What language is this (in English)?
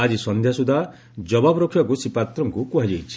Odia